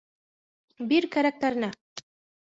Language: Bashkir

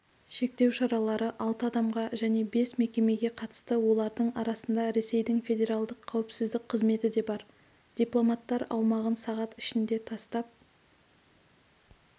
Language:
Kazakh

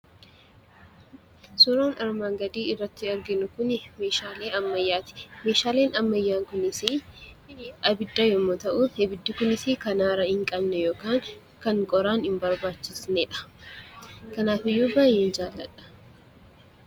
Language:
Oromo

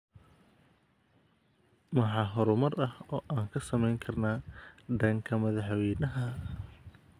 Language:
Somali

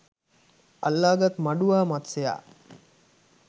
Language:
Sinhala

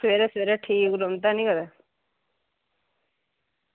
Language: Dogri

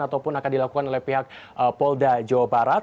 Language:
Indonesian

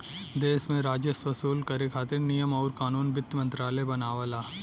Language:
Bhojpuri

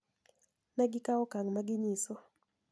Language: Luo (Kenya and Tanzania)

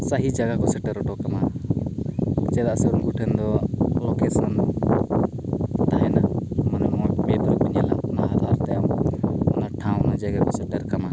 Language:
Santali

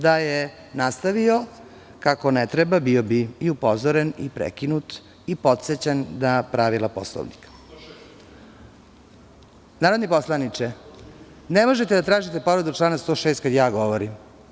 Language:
Serbian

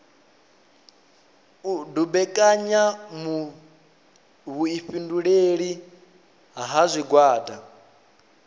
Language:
Venda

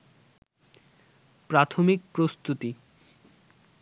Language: Bangla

